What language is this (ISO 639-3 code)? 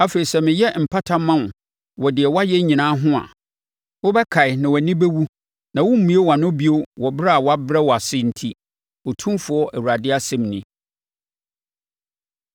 aka